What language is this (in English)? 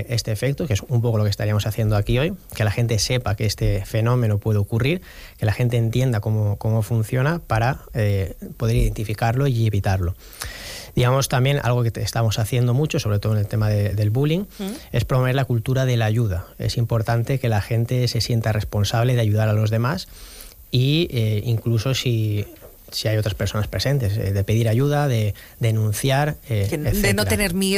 Spanish